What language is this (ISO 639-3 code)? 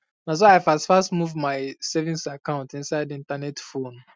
pcm